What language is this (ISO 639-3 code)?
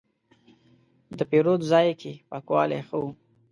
pus